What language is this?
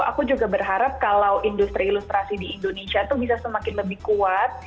Indonesian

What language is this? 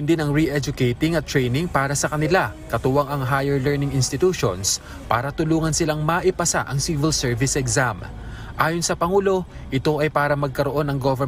Filipino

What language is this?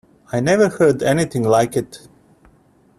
English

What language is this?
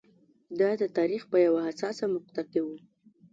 Pashto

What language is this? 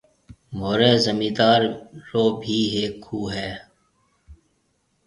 Marwari (Pakistan)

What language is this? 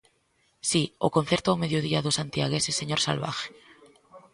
Galician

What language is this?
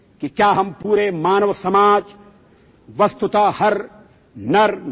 Assamese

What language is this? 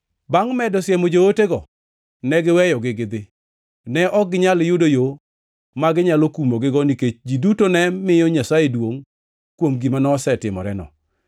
Luo (Kenya and Tanzania)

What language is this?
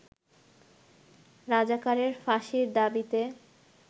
Bangla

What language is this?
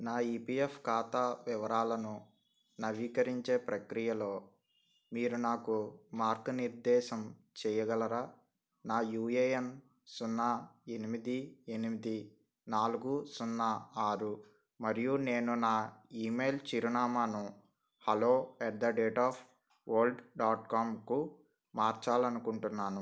Telugu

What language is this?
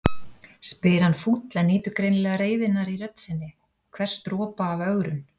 Icelandic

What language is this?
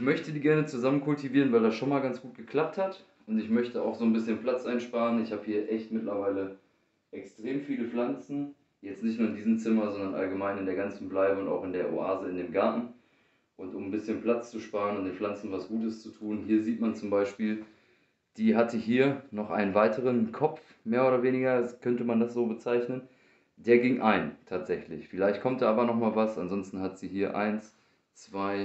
German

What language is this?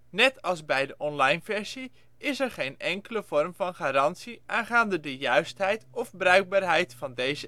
Dutch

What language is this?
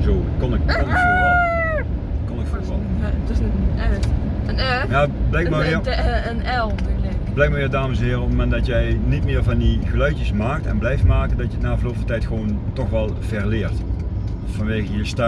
Dutch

